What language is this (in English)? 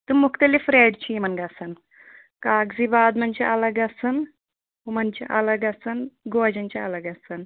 Kashmiri